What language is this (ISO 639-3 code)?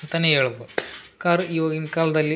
kan